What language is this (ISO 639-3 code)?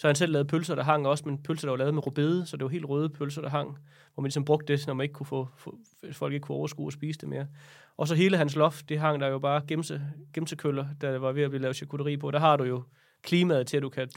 dan